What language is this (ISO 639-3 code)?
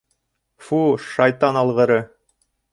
bak